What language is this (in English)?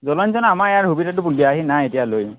Assamese